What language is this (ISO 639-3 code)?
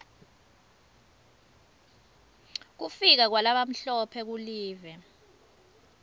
ssw